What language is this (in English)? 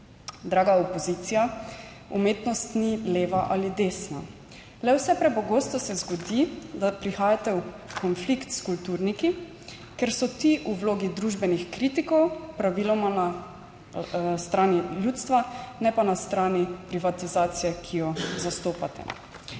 Slovenian